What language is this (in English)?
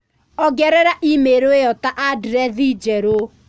Kikuyu